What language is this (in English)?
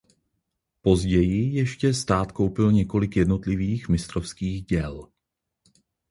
Czech